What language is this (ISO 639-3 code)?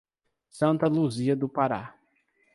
por